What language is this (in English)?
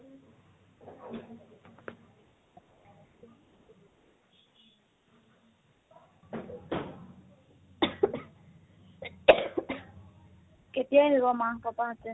Assamese